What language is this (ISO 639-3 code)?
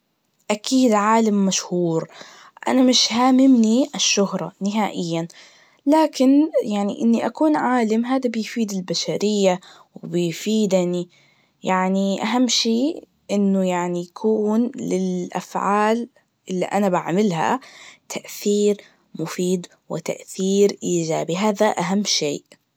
ars